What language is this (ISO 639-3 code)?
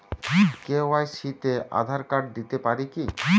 ben